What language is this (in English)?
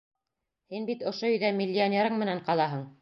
Bashkir